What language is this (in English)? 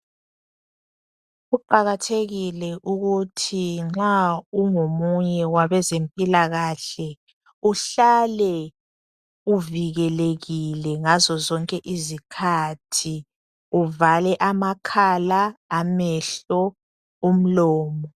North Ndebele